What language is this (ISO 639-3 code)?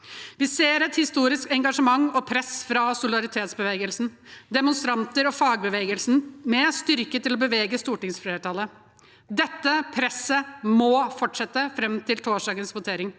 nor